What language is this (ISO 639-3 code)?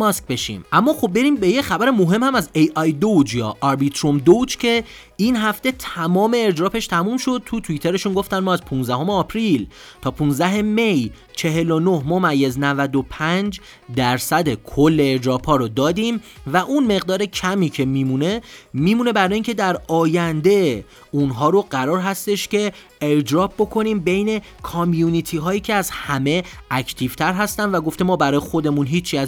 fas